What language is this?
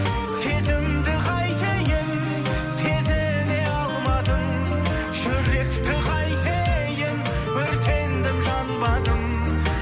Kazakh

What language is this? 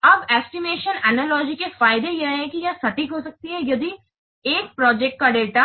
Hindi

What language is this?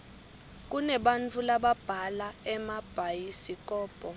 Swati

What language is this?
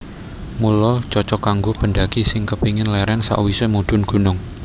Javanese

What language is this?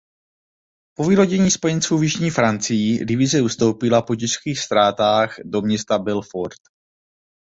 Czech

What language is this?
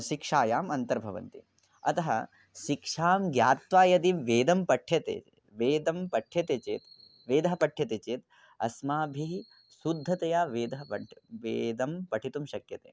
Sanskrit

